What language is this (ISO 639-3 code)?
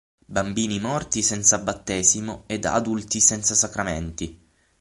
ita